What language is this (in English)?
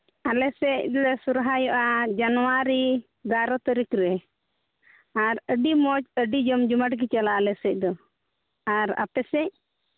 Santali